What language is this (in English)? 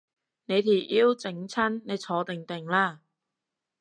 Cantonese